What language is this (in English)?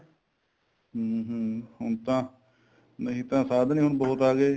Punjabi